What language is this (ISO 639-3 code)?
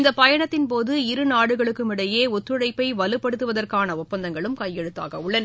tam